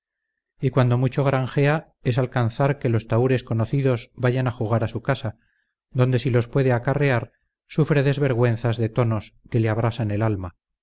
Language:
Spanish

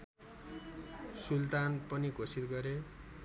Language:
Nepali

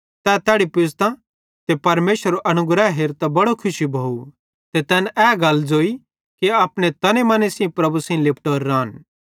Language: Bhadrawahi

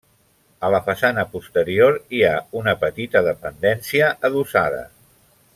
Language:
Catalan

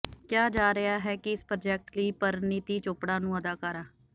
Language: Punjabi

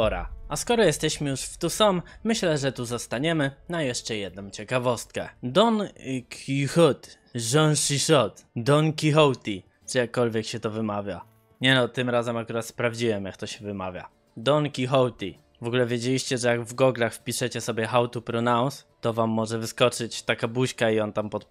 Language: Polish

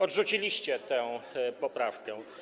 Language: Polish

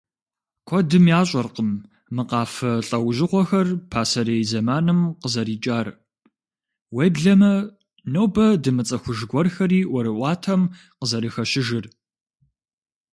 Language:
Kabardian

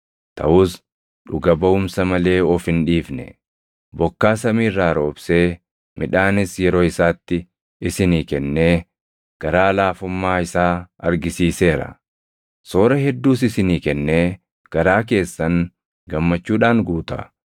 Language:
Oromo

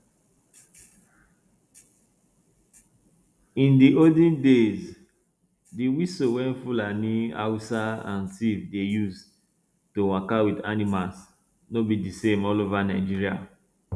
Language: Nigerian Pidgin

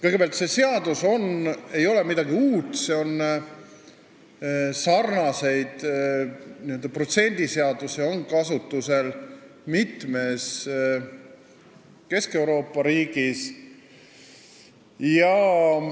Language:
Estonian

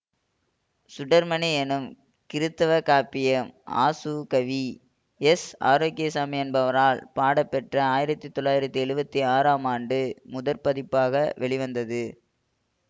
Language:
Tamil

